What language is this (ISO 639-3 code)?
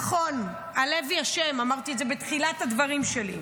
heb